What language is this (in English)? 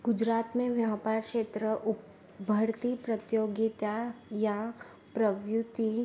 Sindhi